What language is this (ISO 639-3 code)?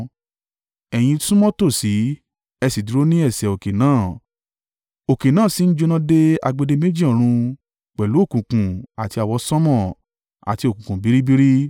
yor